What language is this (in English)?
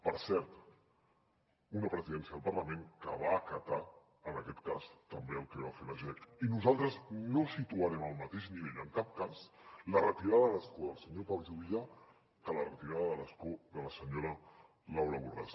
Catalan